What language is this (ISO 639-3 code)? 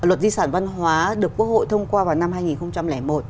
vie